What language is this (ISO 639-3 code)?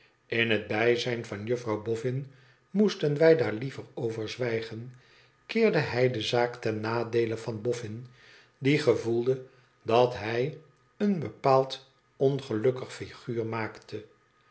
nld